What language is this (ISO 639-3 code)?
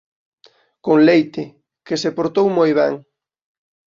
glg